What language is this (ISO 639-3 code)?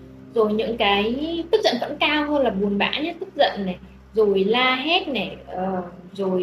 vie